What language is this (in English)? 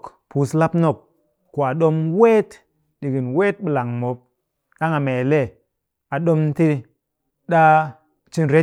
Cakfem-Mushere